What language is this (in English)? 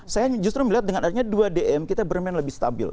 Indonesian